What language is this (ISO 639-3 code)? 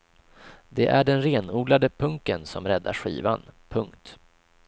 swe